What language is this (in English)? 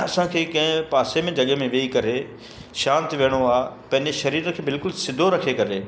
Sindhi